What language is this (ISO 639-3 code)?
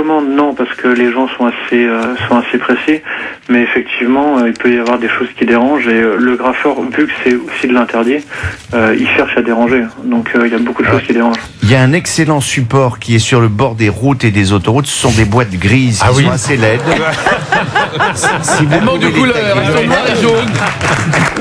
fra